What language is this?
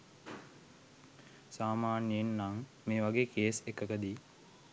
Sinhala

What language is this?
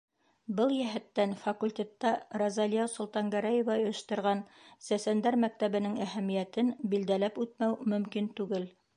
Bashkir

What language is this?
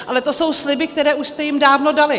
Czech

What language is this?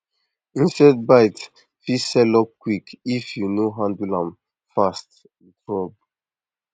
Nigerian Pidgin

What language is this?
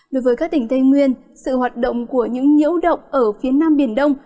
Vietnamese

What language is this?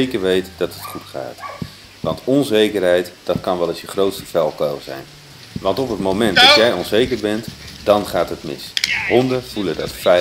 Dutch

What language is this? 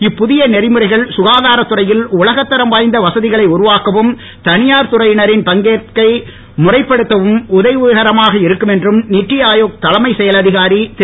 Tamil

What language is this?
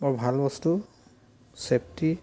Assamese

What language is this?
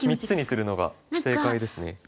Japanese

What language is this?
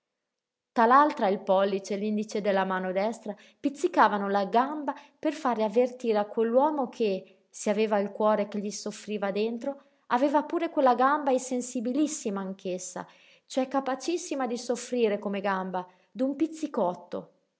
Italian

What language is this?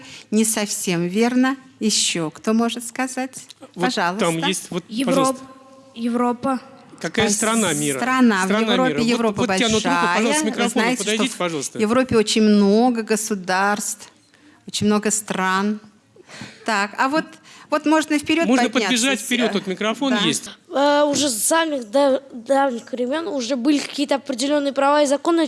Russian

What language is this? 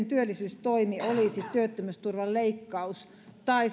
Finnish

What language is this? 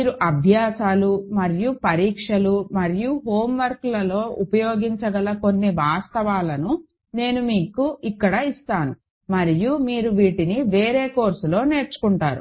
Telugu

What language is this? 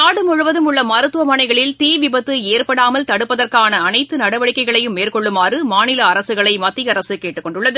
Tamil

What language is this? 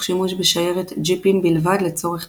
Hebrew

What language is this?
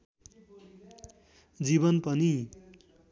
Nepali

